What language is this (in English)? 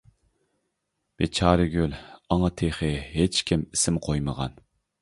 Uyghur